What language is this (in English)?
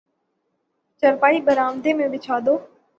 Urdu